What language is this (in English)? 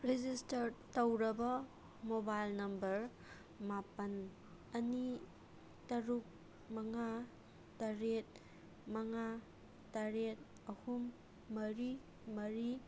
Manipuri